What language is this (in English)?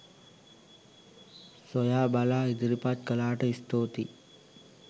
Sinhala